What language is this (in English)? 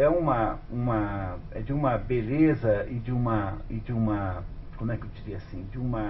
Portuguese